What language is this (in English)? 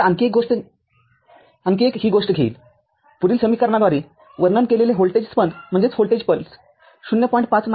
Marathi